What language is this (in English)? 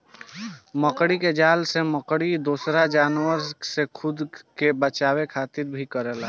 Bhojpuri